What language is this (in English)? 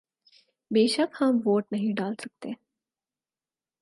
Urdu